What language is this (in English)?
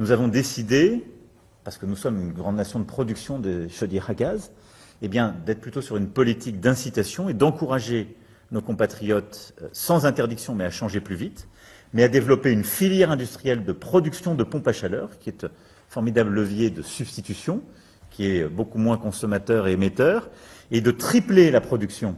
French